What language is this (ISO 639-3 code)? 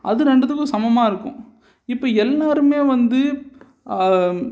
tam